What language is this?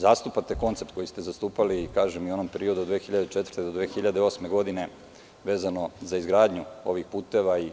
Serbian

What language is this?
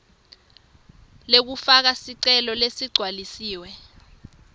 Swati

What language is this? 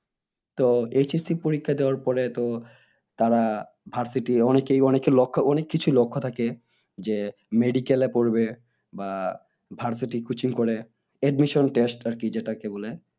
Bangla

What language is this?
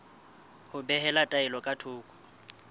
Southern Sotho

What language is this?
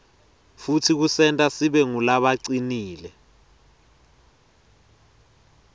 Swati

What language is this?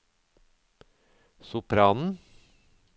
Norwegian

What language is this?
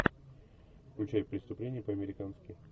Russian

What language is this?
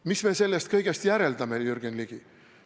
Estonian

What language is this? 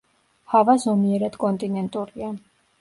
Georgian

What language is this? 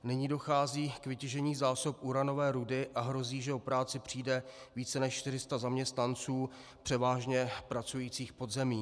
Czech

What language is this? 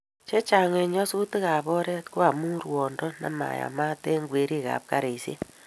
Kalenjin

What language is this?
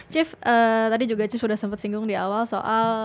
Indonesian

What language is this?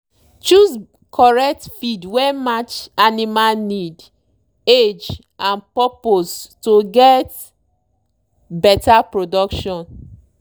Nigerian Pidgin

